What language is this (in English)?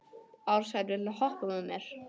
Icelandic